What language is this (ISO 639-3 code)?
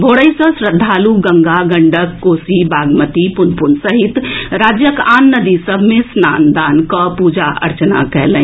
mai